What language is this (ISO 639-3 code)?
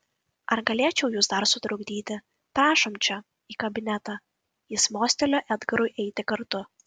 lit